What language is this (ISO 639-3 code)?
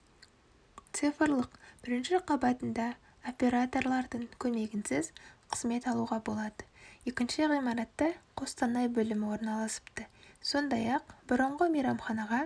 kaz